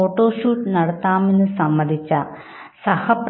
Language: Malayalam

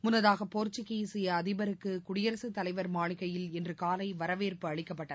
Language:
Tamil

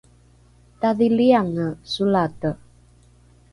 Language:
Rukai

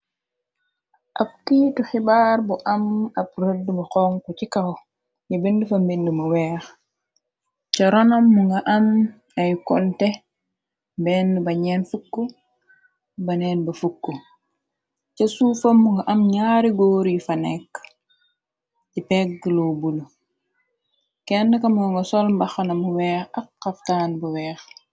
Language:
Wolof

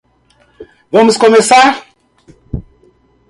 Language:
Portuguese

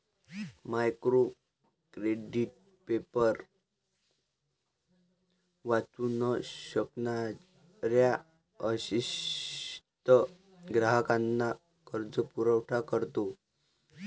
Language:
Marathi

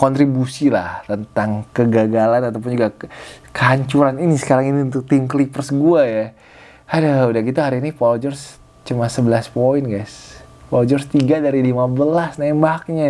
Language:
Indonesian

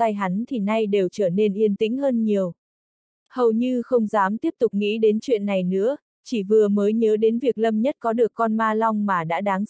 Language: Vietnamese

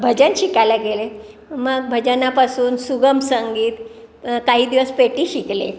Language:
Marathi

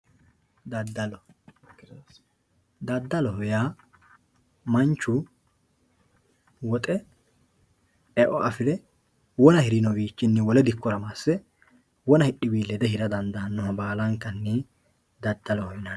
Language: Sidamo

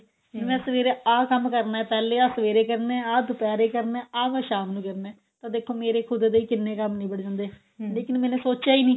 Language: Punjabi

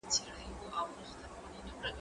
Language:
Pashto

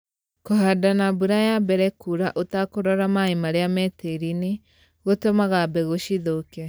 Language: Kikuyu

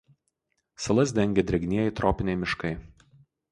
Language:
Lithuanian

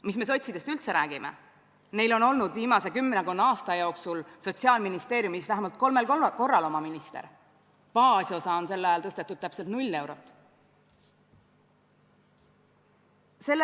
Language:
Estonian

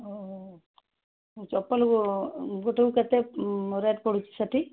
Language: Odia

